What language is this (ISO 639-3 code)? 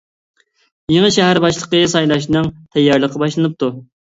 uig